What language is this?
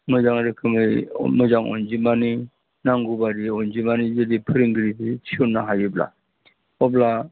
Bodo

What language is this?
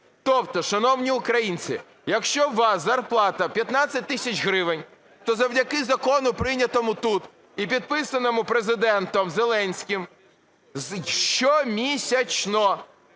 Ukrainian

